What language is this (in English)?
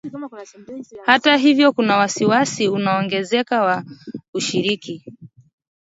Swahili